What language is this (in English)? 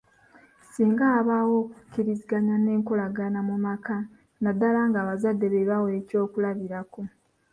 Ganda